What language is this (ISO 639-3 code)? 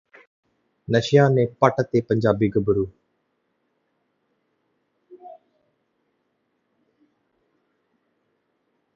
pan